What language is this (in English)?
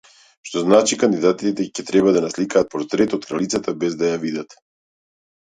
Macedonian